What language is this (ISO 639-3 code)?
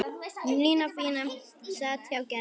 isl